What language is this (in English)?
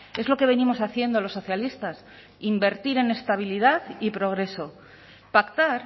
Spanish